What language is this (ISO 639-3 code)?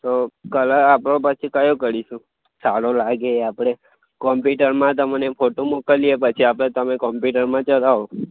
guj